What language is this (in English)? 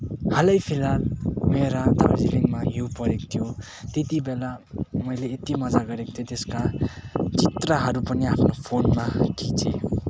Nepali